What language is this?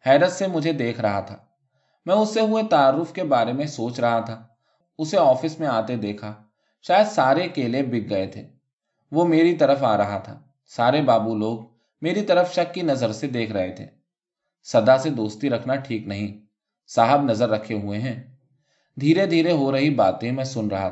Urdu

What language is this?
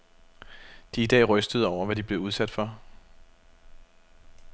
Danish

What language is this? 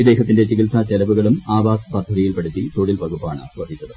Malayalam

